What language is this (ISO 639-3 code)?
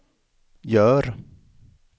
swe